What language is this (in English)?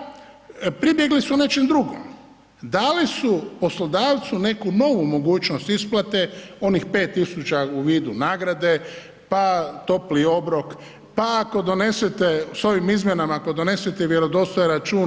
Croatian